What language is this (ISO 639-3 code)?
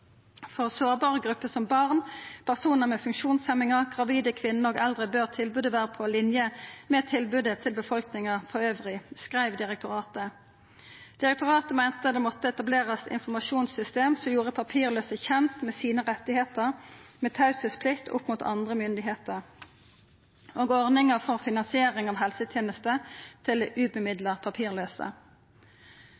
nno